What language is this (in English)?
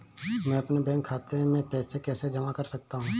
Hindi